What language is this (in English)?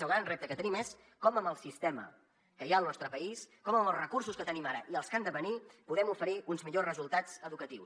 Catalan